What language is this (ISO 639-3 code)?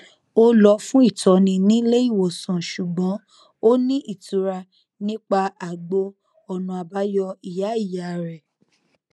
yor